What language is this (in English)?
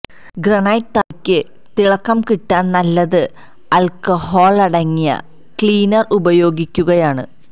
Malayalam